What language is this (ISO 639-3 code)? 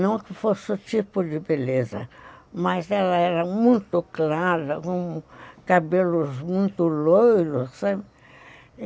por